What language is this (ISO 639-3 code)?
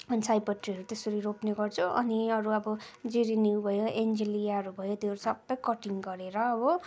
nep